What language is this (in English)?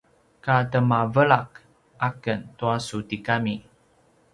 Paiwan